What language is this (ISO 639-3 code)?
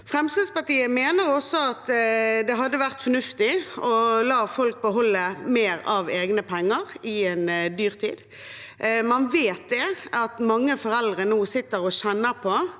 nor